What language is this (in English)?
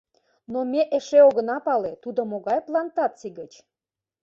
Mari